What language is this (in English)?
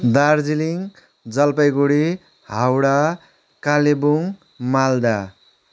Nepali